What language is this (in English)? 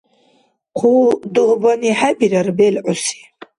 Dargwa